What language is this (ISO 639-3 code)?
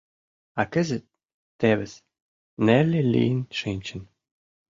chm